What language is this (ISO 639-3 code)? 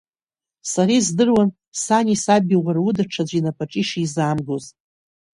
abk